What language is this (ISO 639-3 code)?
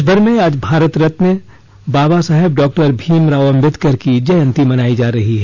hin